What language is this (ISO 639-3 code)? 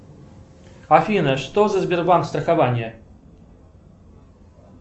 rus